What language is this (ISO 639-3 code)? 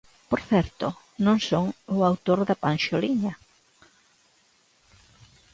glg